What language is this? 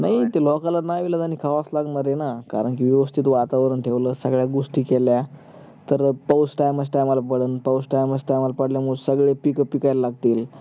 Marathi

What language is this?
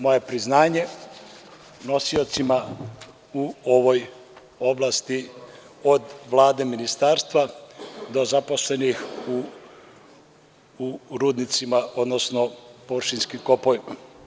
Serbian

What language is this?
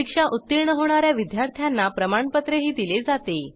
Marathi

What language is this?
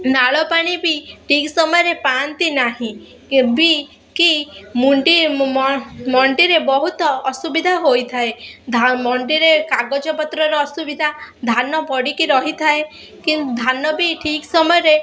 Odia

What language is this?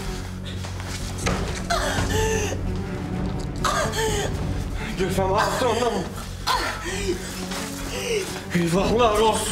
Turkish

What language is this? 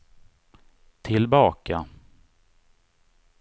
Swedish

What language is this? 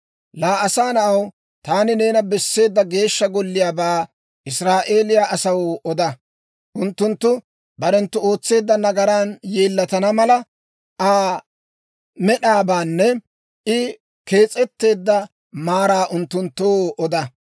Dawro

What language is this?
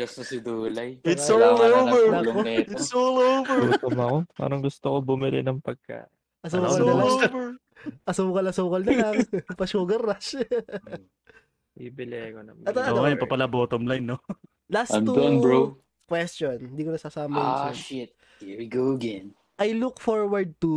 Filipino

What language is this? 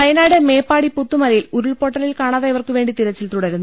Malayalam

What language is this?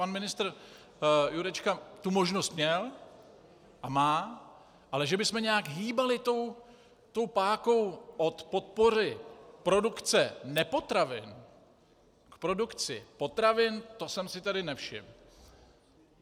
Czech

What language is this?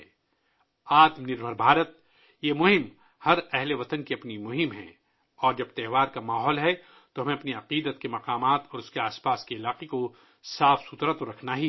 Urdu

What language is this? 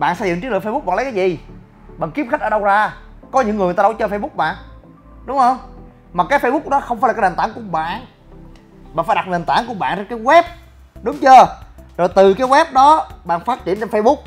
Vietnamese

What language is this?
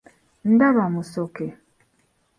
Ganda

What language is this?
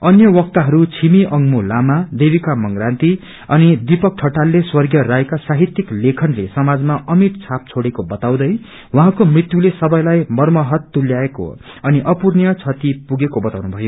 Nepali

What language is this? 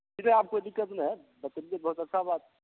Maithili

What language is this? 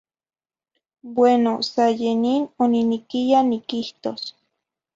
Zacatlán-Ahuacatlán-Tepetzintla Nahuatl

